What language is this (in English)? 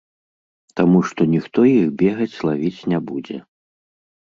Belarusian